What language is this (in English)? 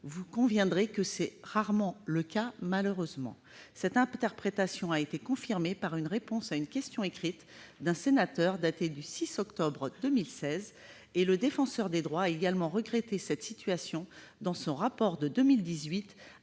French